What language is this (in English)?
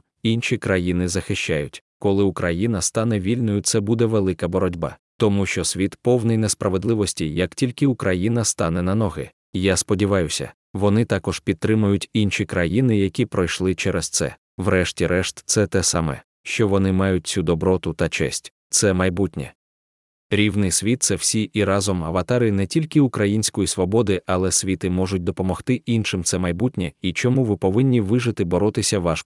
Ukrainian